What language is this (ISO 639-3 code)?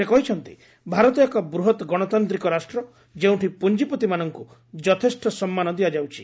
ori